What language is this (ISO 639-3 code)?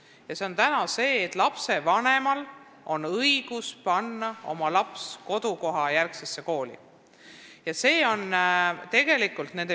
est